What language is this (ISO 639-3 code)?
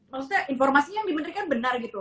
ind